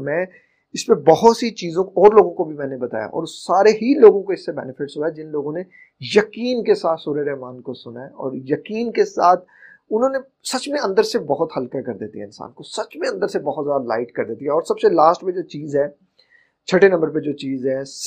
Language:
Urdu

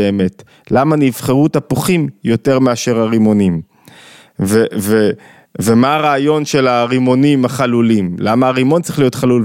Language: Hebrew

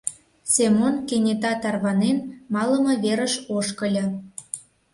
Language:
Mari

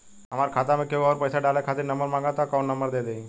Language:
Bhojpuri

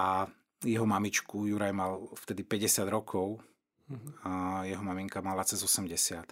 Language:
Slovak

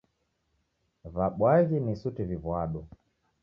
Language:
Taita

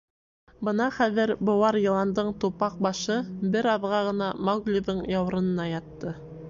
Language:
Bashkir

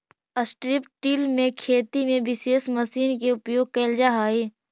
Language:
Magahi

